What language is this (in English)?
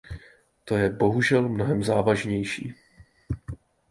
Czech